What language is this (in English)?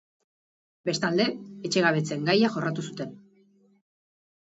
Basque